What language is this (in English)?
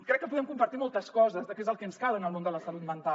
Catalan